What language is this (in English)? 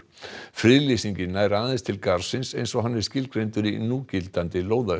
Icelandic